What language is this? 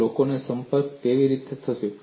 Gujarati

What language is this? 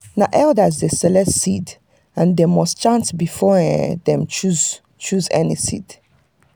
Nigerian Pidgin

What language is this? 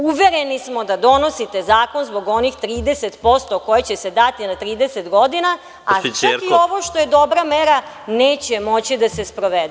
Serbian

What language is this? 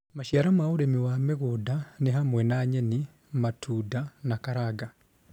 Kikuyu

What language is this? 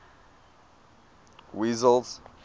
English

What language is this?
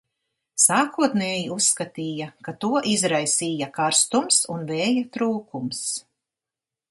Latvian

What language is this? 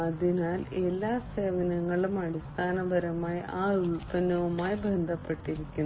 Malayalam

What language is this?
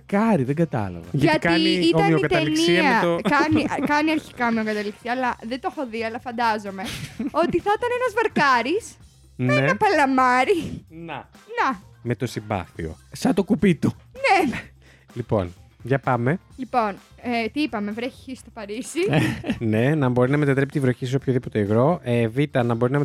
Greek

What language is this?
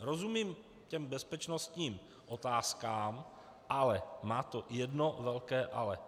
Czech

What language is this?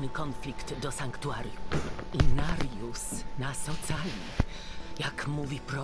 Polish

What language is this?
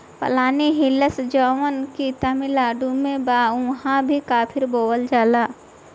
Bhojpuri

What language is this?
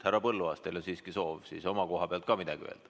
Estonian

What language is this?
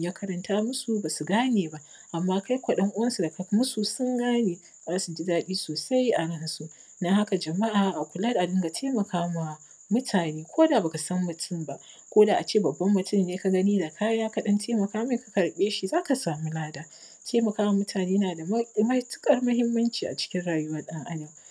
Hausa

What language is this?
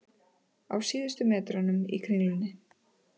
Icelandic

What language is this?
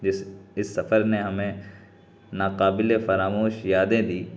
Urdu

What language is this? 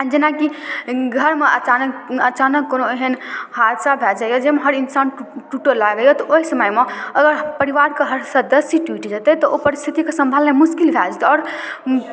Maithili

